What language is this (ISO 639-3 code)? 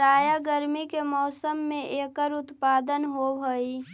mag